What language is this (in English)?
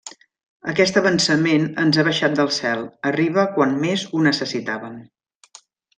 Catalan